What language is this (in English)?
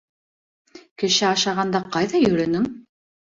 Bashkir